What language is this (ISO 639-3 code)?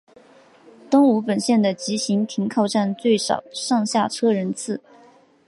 zho